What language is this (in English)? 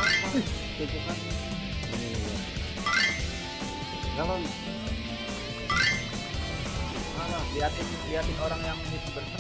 Indonesian